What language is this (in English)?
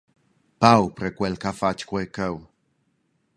Romansh